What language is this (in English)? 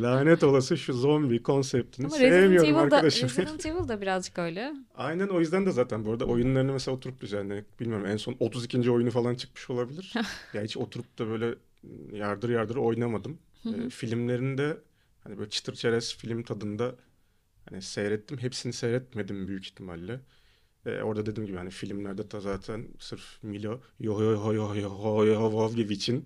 Turkish